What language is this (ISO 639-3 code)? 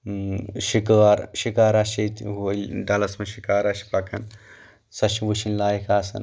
kas